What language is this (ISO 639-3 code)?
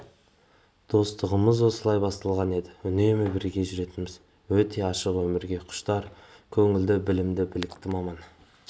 kaz